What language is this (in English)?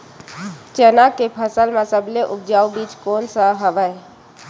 Chhattisgarhi